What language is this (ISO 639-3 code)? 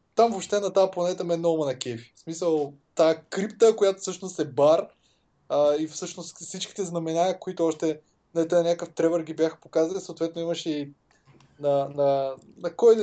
bul